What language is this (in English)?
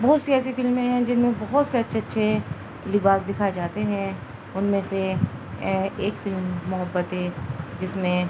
Urdu